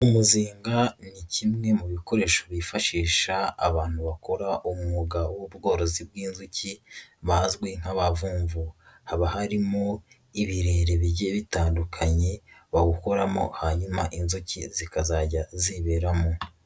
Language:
Kinyarwanda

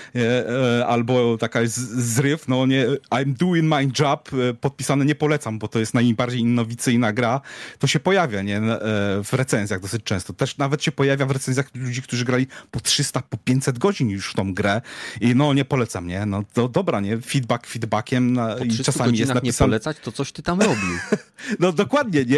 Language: Polish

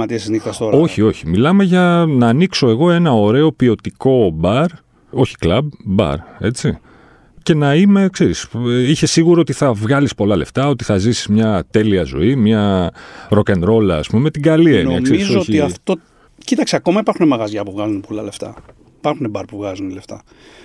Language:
Greek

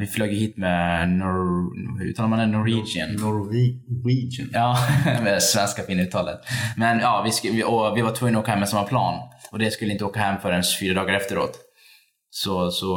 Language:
Swedish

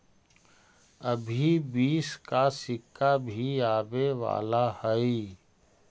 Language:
Magahi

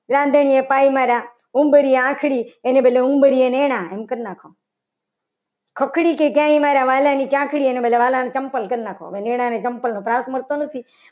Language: Gujarati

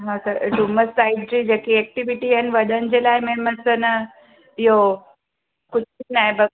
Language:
Sindhi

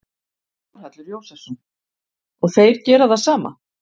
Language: Icelandic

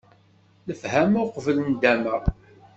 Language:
Kabyle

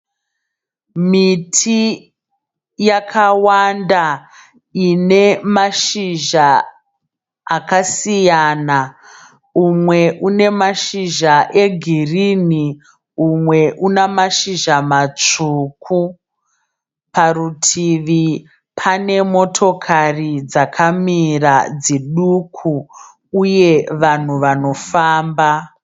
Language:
Shona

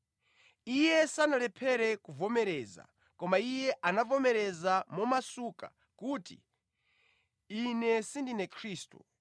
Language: Nyanja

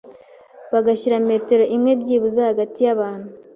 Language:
Kinyarwanda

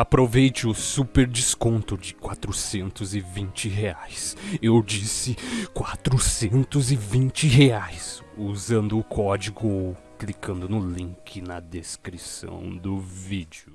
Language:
Portuguese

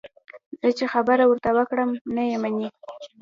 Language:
Pashto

